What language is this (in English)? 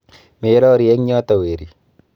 Kalenjin